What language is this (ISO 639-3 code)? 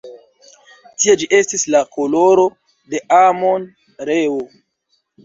epo